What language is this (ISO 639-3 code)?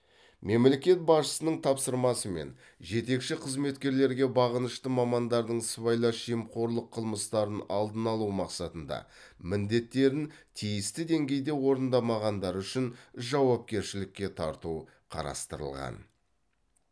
kaz